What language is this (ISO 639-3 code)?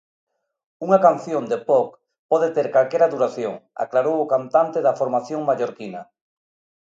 glg